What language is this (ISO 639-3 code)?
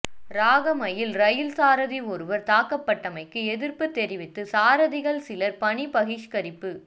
tam